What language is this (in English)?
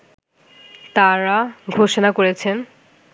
Bangla